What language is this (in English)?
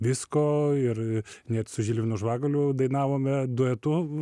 Lithuanian